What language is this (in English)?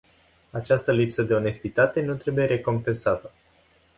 Romanian